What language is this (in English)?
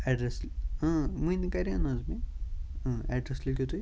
Kashmiri